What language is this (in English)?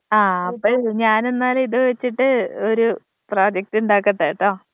Malayalam